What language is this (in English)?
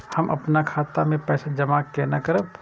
Maithili